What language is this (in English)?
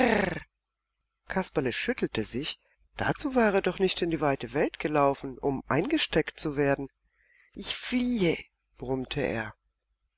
German